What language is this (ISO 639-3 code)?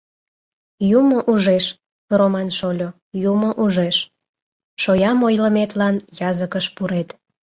chm